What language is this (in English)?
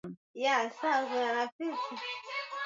Swahili